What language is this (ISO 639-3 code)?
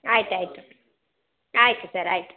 kan